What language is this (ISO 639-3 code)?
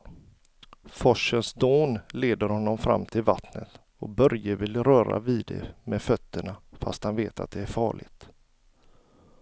swe